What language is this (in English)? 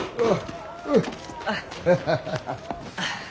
Japanese